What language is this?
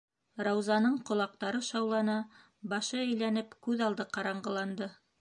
Bashkir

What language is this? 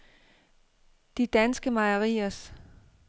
Danish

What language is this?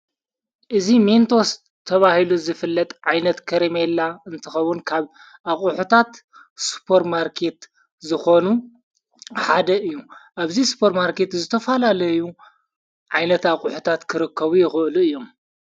Tigrinya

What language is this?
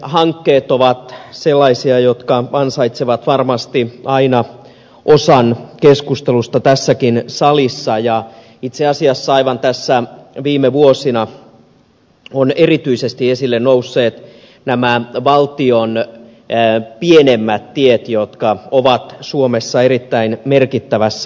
Finnish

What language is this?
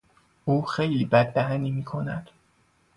Persian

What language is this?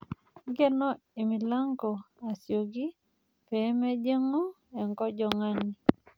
Masai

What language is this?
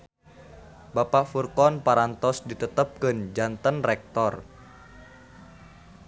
Sundanese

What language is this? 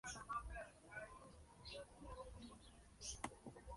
Spanish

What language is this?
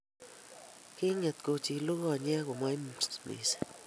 Kalenjin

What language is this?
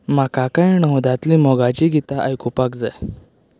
Konkani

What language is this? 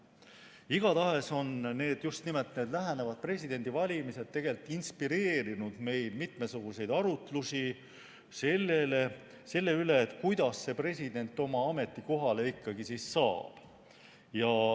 Estonian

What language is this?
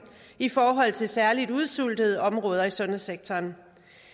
Danish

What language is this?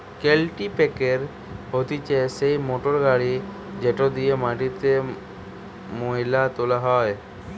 Bangla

